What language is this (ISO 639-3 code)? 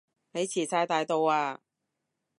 yue